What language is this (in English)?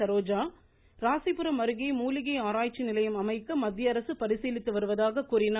Tamil